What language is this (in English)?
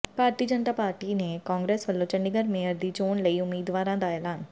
Punjabi